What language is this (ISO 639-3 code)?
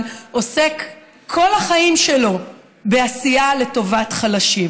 heb